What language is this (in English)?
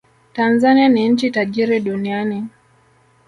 Swahili